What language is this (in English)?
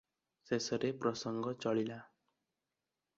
Odia